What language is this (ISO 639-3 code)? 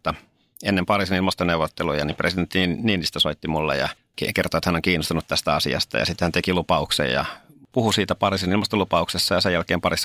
fin